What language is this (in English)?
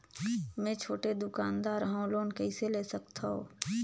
Chhattisgarhi